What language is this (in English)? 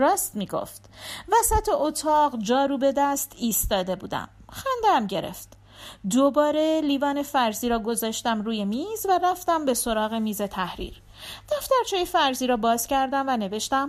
Persian